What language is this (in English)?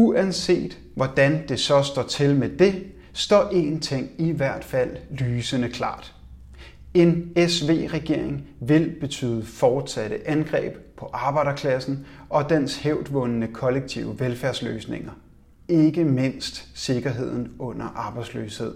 Danish